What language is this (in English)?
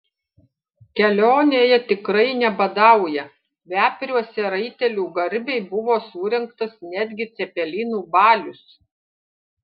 Lithuanian